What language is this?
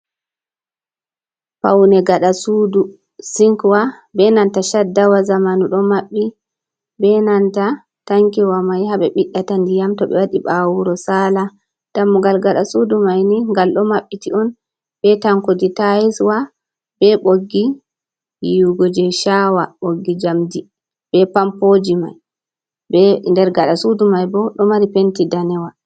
Fula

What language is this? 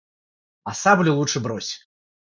Russian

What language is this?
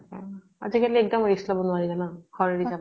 Assamese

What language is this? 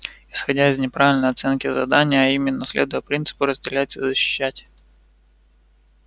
Russian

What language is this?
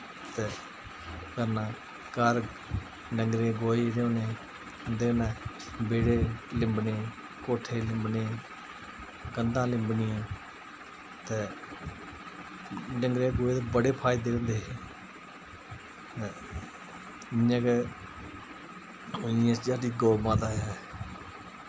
Dogri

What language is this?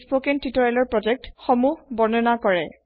Assamese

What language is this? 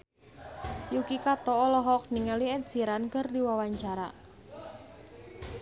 Sundanese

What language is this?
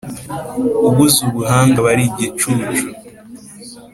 Kinyarwanda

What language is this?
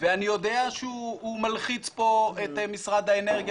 Hebrew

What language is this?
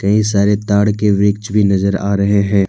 Hindi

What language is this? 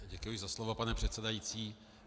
Czech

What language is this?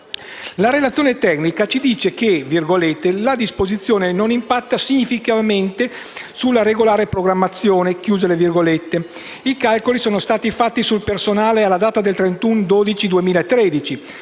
Italian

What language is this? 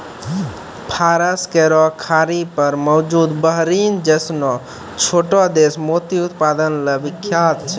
Maithili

